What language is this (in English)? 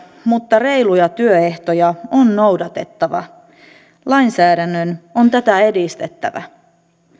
Finnish